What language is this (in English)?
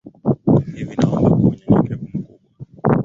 Swahili